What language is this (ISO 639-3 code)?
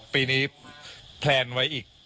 tha